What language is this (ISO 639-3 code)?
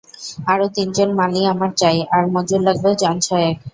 ben